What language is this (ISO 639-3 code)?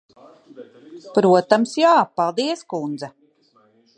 lav